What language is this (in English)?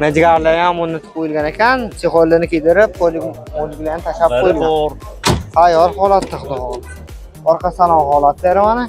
Turkish